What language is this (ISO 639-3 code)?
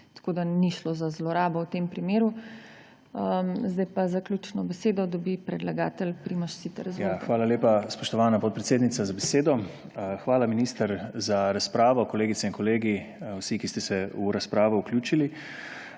slv